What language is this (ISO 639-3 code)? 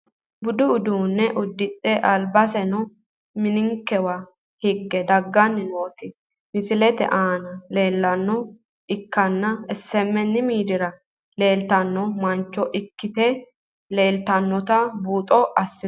sid